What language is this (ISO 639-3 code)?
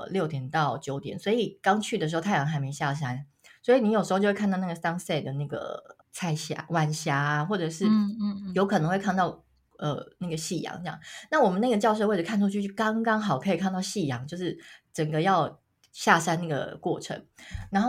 zho